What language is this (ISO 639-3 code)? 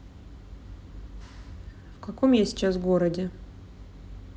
rus